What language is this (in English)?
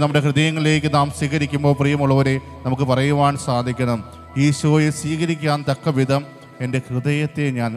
Hindi